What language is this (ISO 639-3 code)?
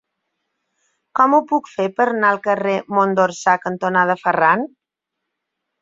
cat